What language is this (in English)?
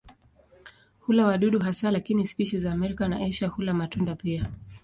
Swahili